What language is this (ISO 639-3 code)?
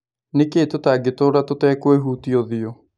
kik